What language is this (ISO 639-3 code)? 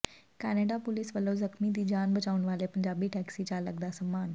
pan